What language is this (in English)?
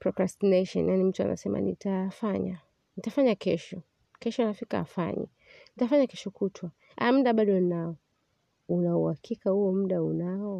Swahili